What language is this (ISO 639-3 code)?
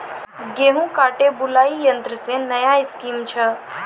mai